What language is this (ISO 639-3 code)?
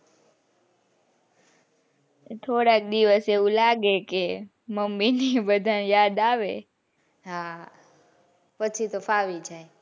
guj